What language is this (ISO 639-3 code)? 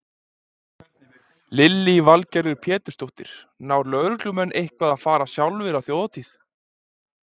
isl